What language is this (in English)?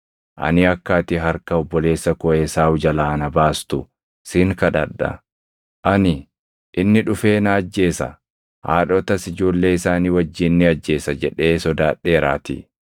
Oromo